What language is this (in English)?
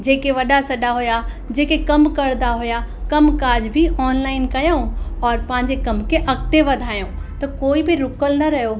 Sindhi